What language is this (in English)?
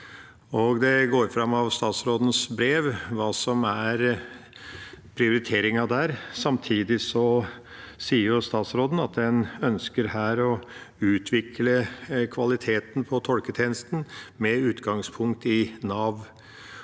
Norwegian